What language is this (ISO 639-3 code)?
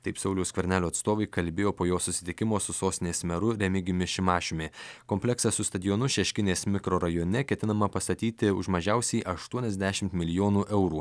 lit